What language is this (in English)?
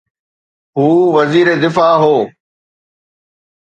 Sindhi